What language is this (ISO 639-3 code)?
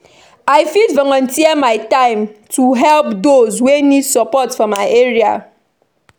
pcm